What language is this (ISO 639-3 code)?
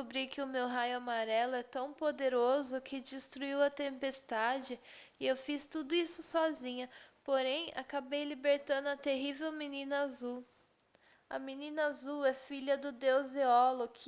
por